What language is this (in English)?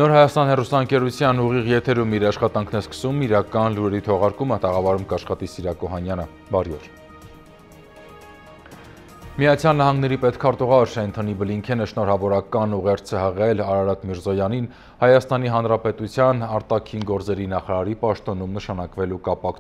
Romanian